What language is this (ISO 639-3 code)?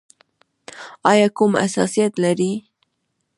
pus